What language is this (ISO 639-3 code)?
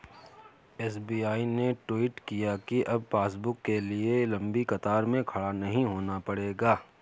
hin